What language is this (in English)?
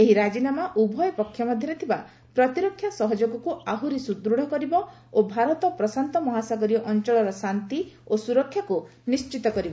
Odia